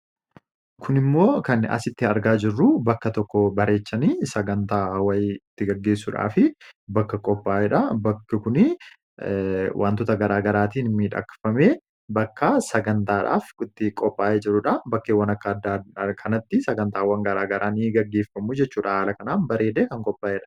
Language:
Oromo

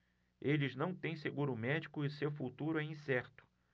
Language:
Portuguese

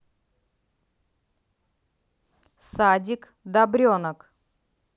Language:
Russian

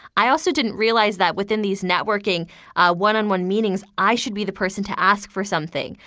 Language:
English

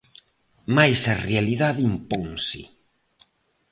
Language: Galician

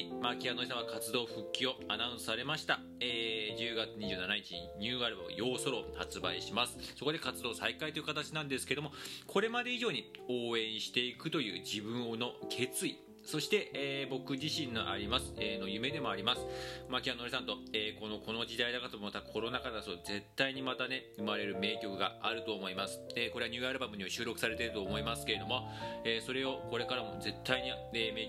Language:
Japanese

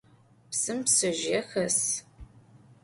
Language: Adyghe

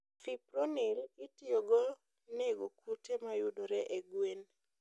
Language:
Luo (Kenya and Tanzania)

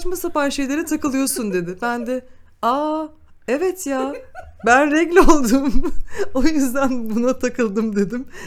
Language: Turkish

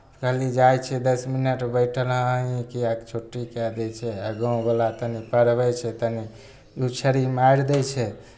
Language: Maithili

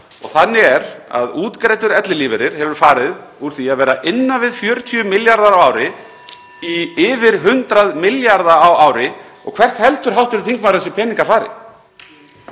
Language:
Icelandic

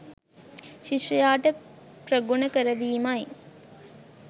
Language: Sinhala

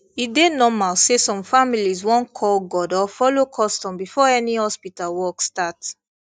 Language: Nigerian Pidgin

